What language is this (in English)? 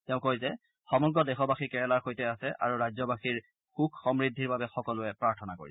Assamese